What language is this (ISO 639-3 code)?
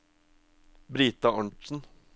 nor